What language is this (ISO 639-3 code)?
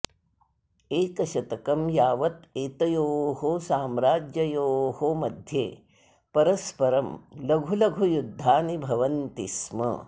san